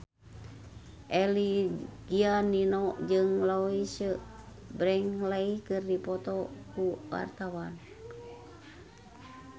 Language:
Sundanese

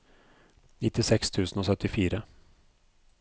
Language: Norwegian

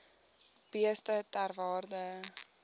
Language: Afrikaans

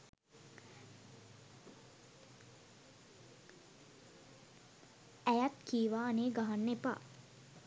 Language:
Sinhala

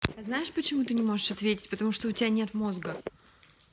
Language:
Russian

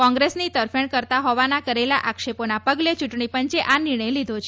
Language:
Gujarati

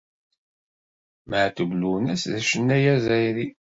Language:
Kabyle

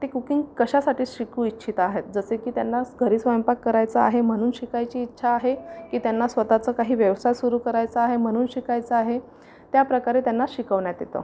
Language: Marathi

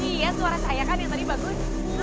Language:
Indonesian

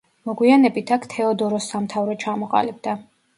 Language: Georgian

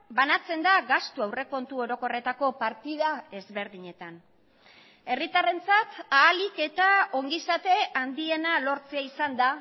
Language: Basque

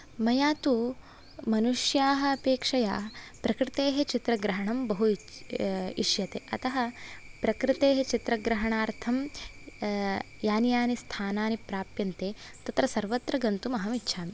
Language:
Sanskrit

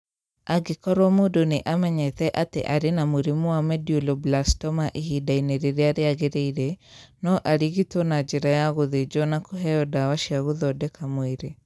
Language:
Kikuyu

